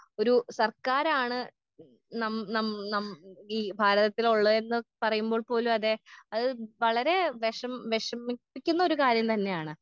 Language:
Malayalam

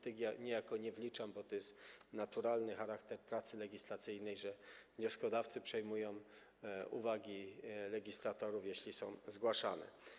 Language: Polish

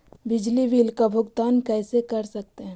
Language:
Magahi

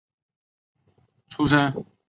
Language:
Chinese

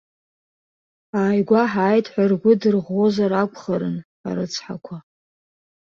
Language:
Abkhazian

